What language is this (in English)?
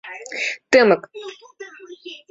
Mari